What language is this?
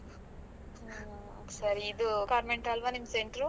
Kannada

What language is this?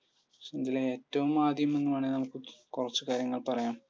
Malayalam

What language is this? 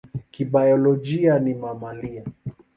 Swahili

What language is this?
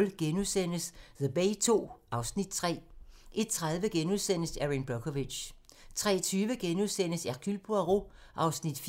Danish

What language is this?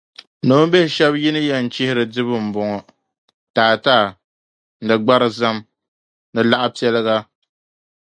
Dagbani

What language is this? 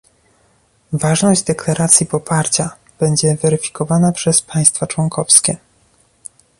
Polish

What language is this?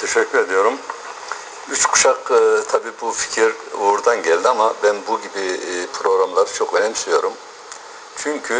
Turkish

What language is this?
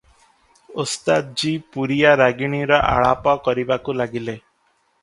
Odia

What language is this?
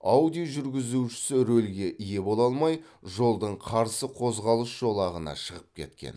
Kazakh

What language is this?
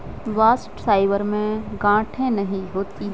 Hindi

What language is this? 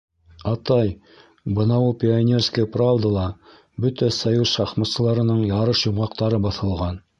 Bashkir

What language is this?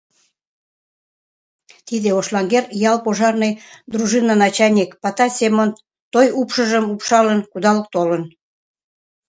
Mari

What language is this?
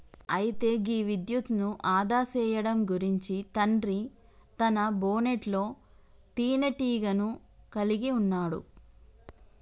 Telugu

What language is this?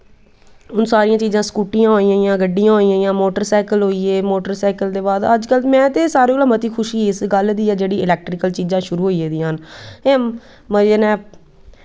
Dogri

